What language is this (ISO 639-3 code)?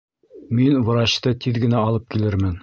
bak